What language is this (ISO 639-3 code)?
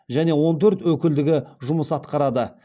kaz